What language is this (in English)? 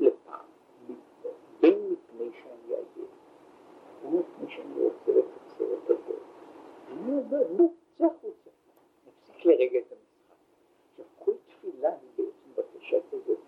Hebrew